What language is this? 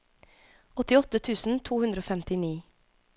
Norwegian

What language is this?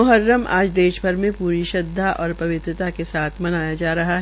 Hindi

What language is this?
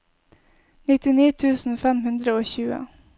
Norwegian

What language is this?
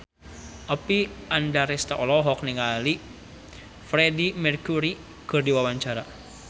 Sundanese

